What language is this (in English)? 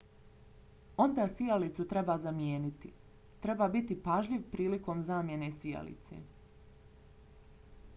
Bosnian